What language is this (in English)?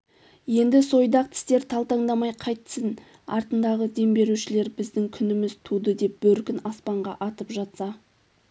Kazakh